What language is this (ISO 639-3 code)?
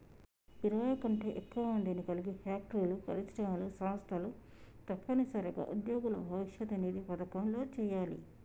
tel